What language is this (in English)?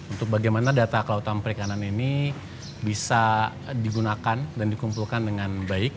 Indonesian